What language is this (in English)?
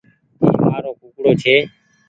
Goaria